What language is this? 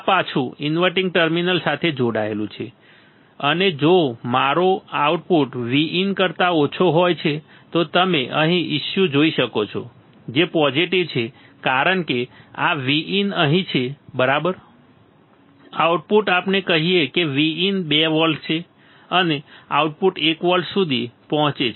Gujarati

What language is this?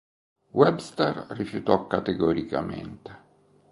Italian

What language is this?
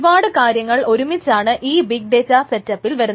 Malayalam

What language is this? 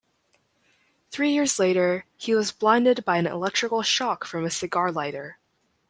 English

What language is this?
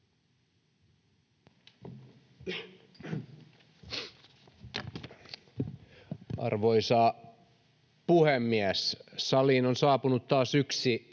Finnish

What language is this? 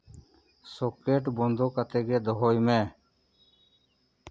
Santali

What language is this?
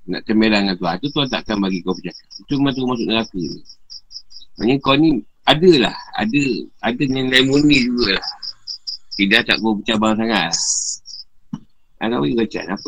Malay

